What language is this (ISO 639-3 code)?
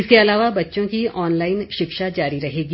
hin